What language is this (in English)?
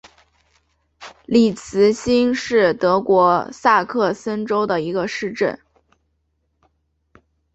Chinese